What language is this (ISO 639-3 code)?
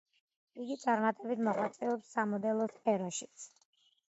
kat